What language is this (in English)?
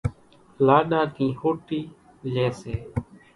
Kachi Koli